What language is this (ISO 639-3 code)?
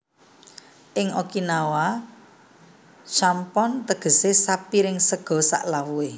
jav